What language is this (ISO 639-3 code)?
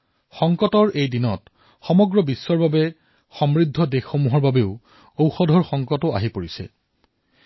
asm